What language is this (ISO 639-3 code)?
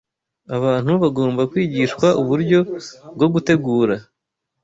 kin